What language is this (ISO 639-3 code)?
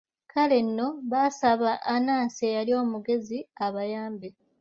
lug